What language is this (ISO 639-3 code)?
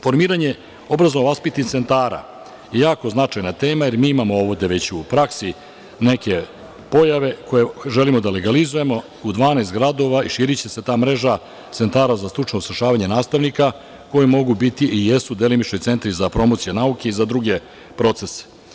srp